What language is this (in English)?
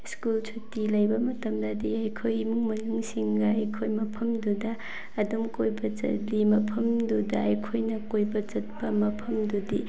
Manipuri